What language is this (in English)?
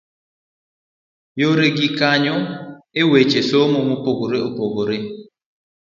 Luo (Kenya and Tanzania)